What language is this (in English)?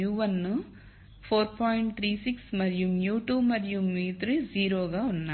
Telugu